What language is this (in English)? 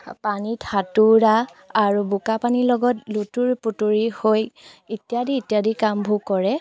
Assamese